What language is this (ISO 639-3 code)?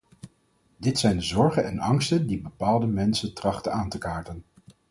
nld